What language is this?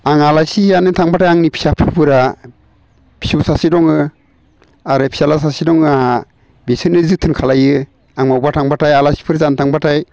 Bodo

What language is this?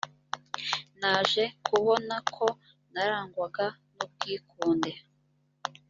Kinyarwanda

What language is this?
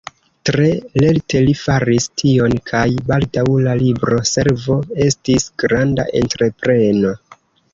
Esperanto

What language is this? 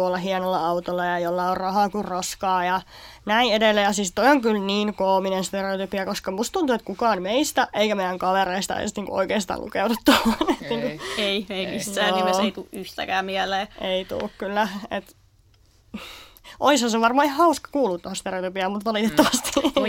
Finnish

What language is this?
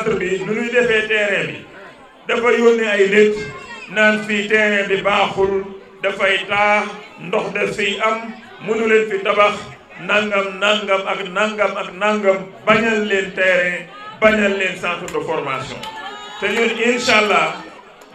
French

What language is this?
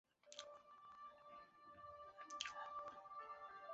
Chinese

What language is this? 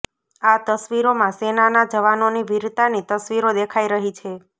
Gujarati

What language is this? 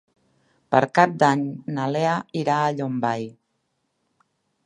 Catalan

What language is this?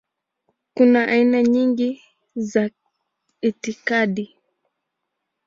Swahili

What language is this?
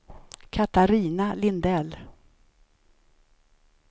Swedish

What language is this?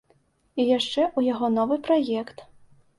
Belarusian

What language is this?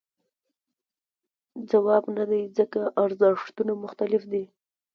Pashto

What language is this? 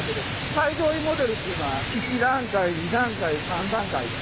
Japanese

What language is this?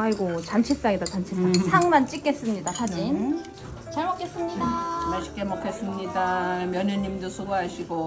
Korean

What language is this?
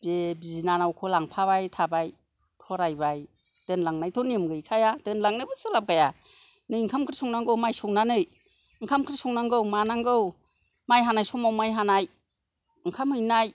Bodo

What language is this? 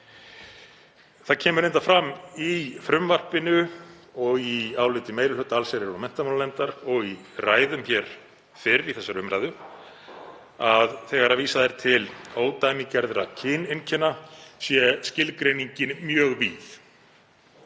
Icelandic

